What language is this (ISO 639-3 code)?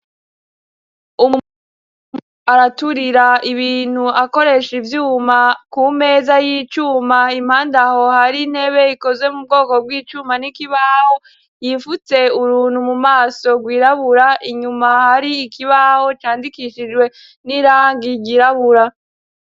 run